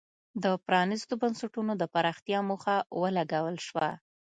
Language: Pashto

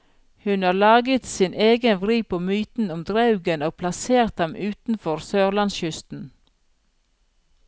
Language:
Norwegian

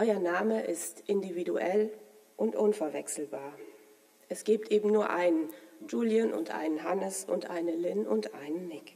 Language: German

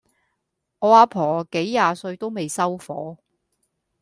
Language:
Cantonese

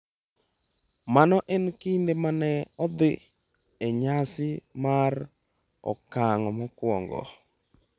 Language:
Luo (Kenya and Tanzania)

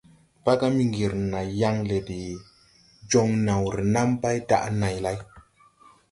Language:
Tupuri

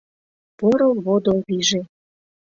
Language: Mari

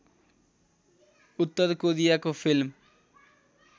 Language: Nepali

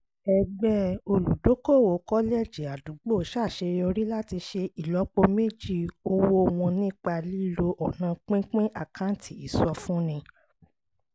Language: Yoruba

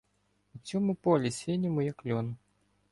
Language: Ukrainian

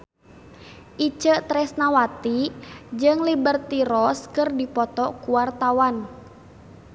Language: Sundanese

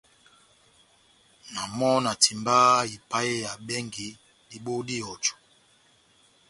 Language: Batanga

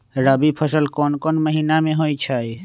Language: Magahi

